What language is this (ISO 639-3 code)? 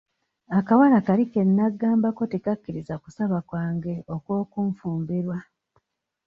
lug